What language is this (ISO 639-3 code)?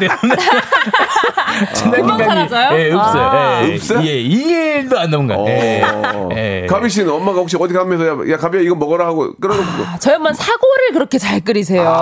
kor